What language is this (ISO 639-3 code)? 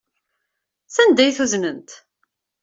kab